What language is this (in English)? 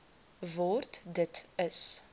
Afrikaans